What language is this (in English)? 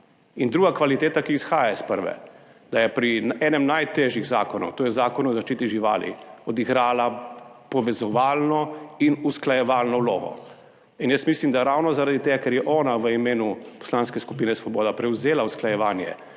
Slovenian